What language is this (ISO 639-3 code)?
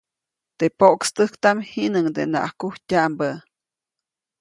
zoc